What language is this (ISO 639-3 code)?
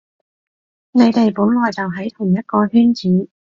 yue